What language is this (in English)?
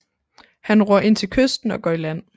Danish